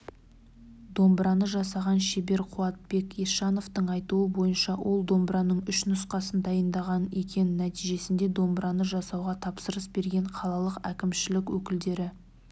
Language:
Kazakh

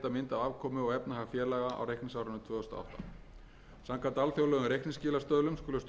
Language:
Icelandic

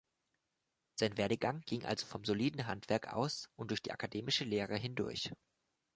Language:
German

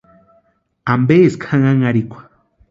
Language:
Western Highland Purepecha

